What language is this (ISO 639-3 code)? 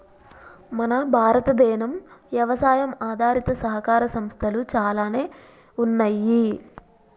tel